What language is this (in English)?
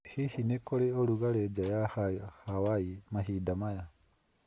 Kikuyu